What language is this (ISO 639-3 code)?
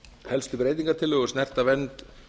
isl